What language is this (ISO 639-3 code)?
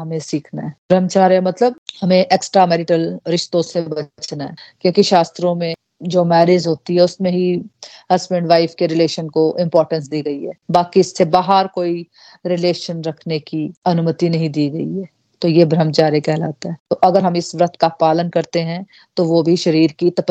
hin